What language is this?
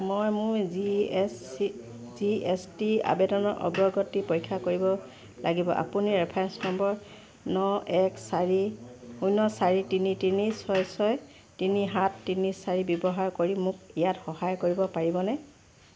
Assamese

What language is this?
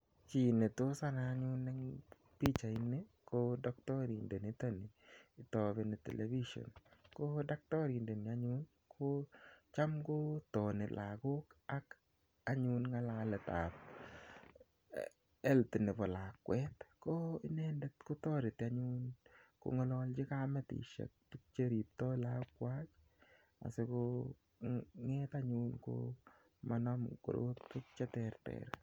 Kalenjin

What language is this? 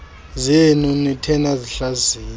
Xhosa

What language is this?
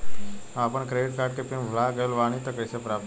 Bhojpuri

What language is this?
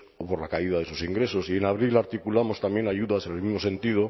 Spanish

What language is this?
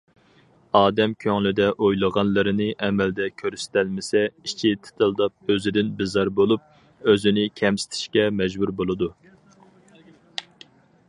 Uyghur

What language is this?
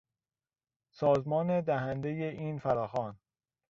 Persian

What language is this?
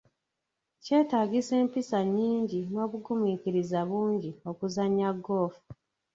Ganda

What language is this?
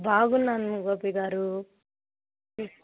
Telugu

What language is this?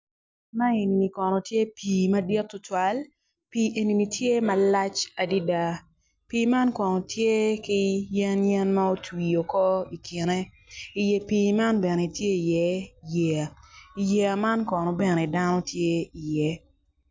Acoli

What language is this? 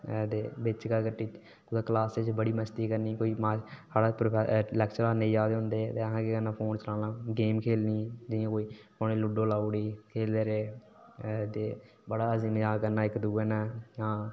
Dogri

